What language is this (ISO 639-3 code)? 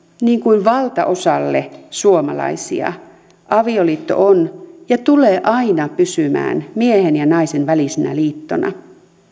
fin